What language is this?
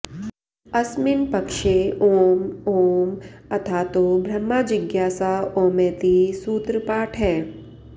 Sanskrit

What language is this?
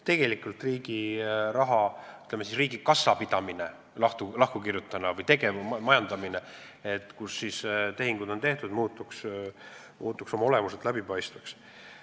Estonian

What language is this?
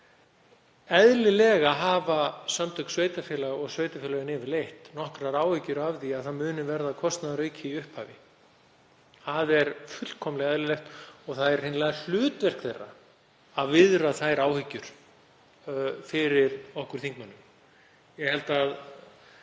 Icelandic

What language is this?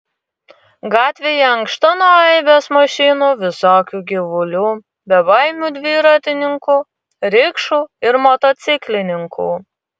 Lithuanian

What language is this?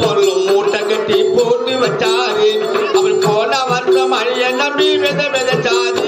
Tamil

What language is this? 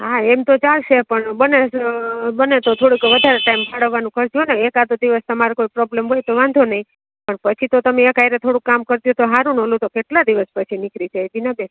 Gujarati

